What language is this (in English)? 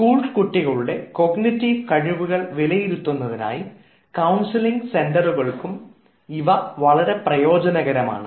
Malayalam